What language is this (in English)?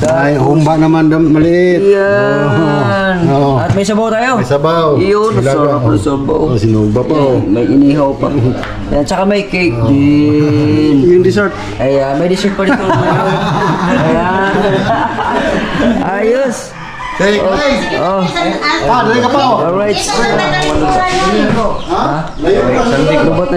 Filipino